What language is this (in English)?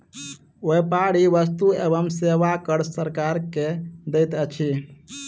Maithili